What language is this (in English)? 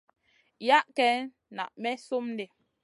Masana